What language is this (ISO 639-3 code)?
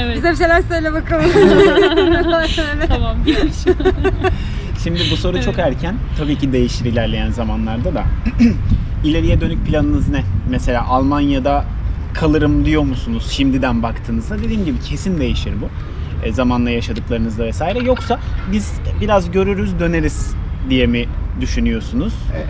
tur